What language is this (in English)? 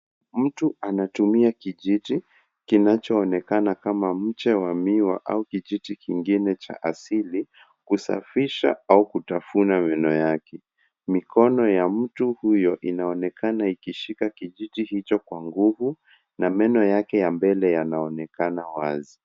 Swahili